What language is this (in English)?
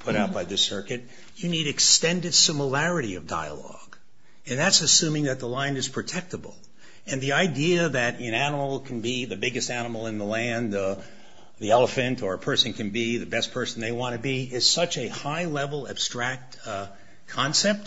English